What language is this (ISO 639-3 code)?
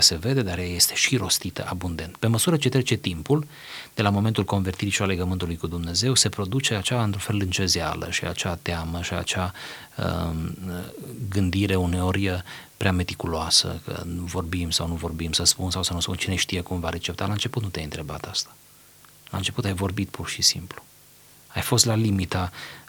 ron